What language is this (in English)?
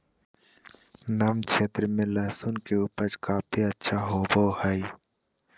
Magahi